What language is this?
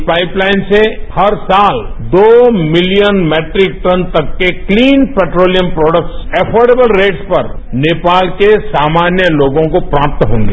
Hindi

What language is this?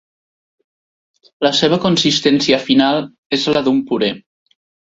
Catalan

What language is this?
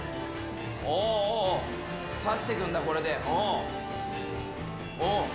Japanese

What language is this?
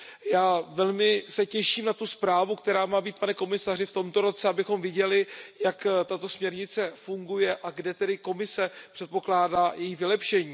Czech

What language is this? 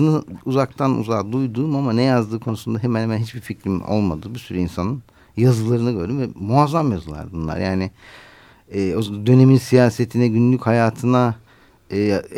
Turkish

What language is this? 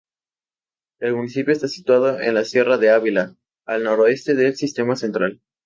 Spanish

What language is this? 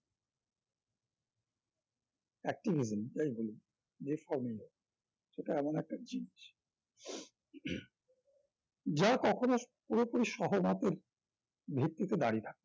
Bangla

